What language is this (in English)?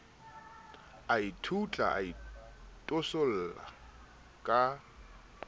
Southern Sotho